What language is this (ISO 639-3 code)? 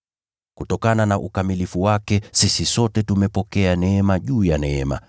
swa